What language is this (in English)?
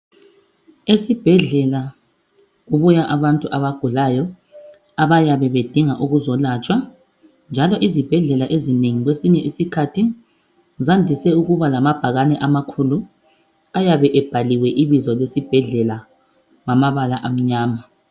North Ndebele